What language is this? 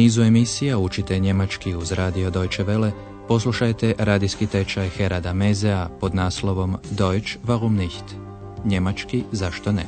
Croatian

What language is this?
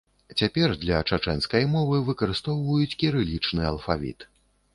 Belarusian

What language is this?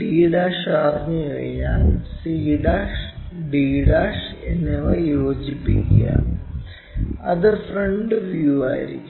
Malayalam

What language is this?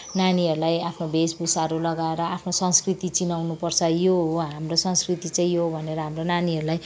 Nepali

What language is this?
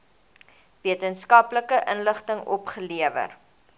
Afrikaans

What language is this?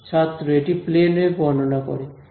Bangla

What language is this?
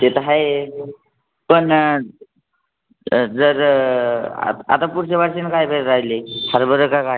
Marathi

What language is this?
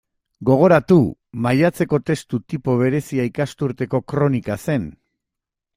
Basque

